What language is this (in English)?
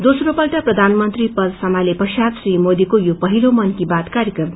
Nepali